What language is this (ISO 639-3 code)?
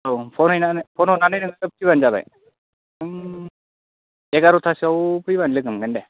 brx